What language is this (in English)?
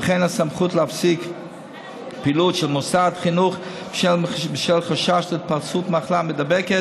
Hebrew